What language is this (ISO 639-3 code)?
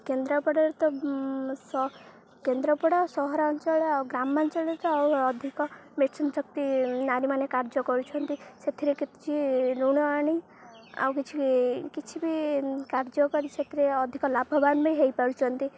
ori